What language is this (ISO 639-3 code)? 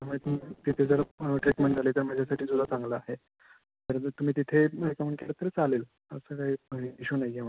mar